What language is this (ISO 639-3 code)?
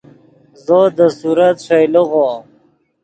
ydg